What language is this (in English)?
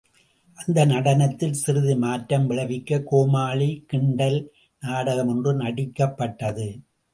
Tamil